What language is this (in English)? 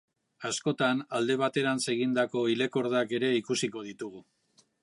Basque